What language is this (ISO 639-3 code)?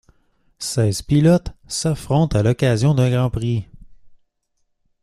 fra